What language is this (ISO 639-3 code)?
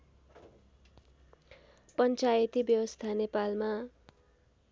nep